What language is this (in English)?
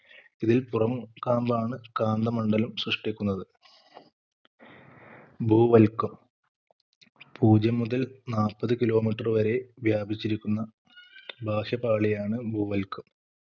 Malayalam